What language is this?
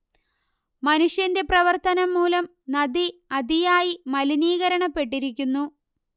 Malayalam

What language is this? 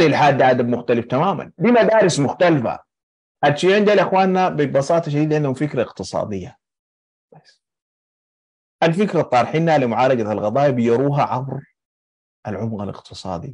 Arabic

